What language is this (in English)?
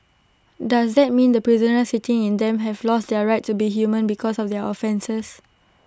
English